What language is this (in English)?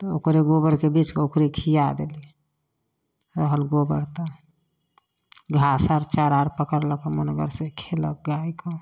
Maithili